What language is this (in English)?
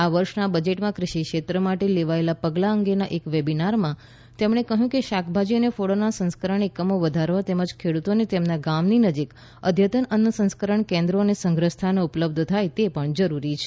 Gujarati